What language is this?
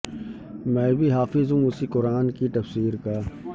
Urdu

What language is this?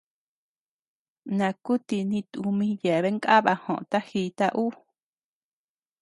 Tepeuxila Cuicatec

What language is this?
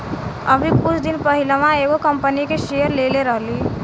Bhojpuri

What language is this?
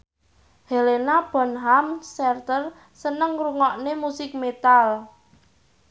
Javanese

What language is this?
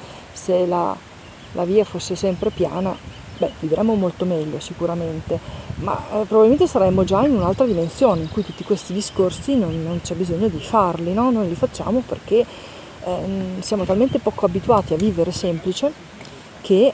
Italian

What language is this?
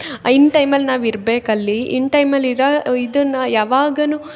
Kannada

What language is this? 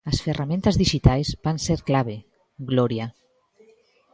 Galician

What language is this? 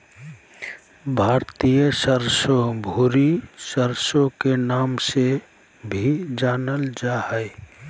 Magahi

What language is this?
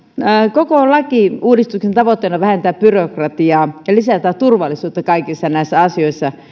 Finnish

